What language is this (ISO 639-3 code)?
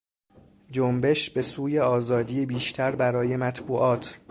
fas